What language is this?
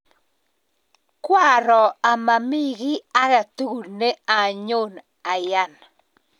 Kalenjin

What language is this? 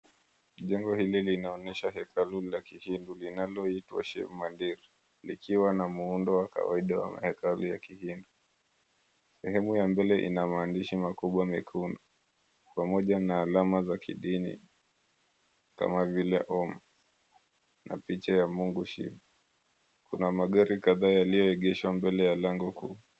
Swahili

